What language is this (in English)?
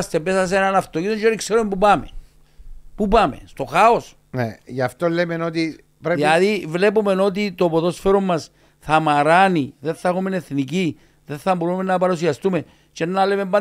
Greek